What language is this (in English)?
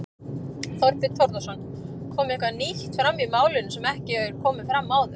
Icelandic